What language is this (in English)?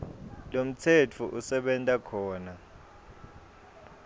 Swati